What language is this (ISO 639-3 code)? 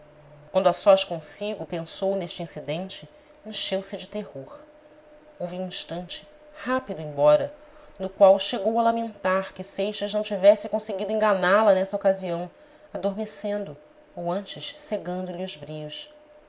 por